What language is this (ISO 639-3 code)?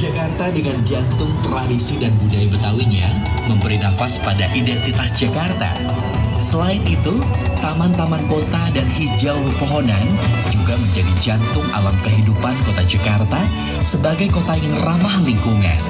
ind